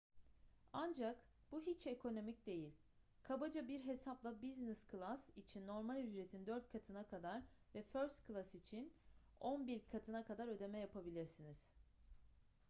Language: Turkish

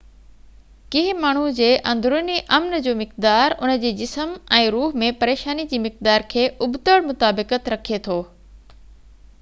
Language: Sindhi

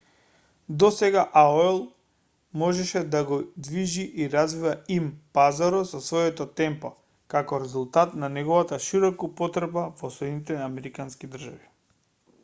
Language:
Macedonian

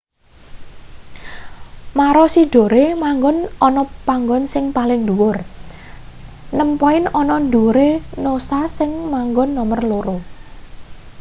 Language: Javanese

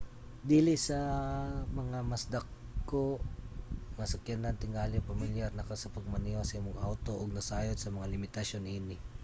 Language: Cebuano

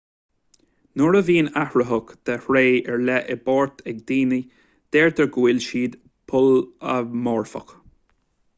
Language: Irish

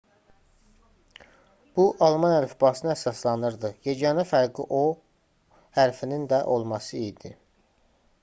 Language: Azerbaijani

